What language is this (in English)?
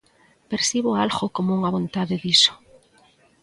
Galician